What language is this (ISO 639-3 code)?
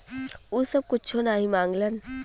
bho